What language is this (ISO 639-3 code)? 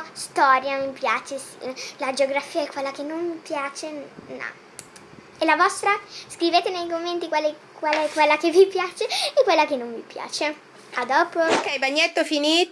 ita